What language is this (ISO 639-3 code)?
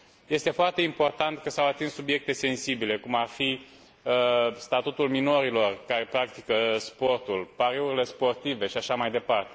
ron